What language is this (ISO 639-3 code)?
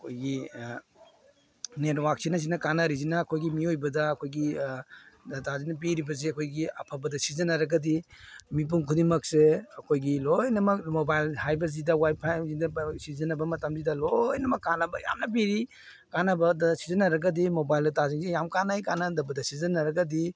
mni